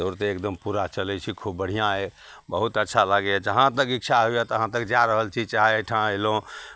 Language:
Maithili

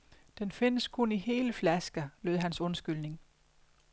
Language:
Danish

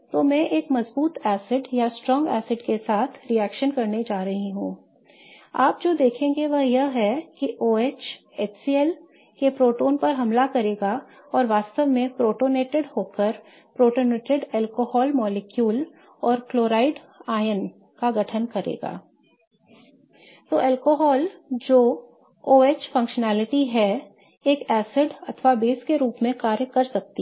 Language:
Hindi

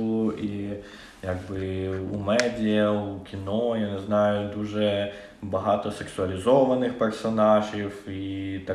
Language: Ukrainian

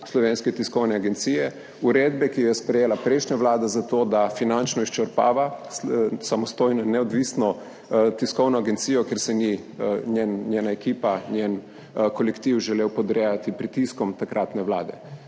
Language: Slovenian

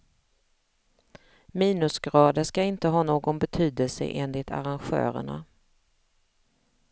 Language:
Swedish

